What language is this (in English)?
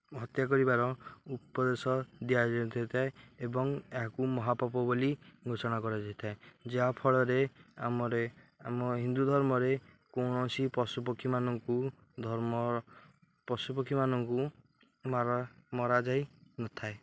Odia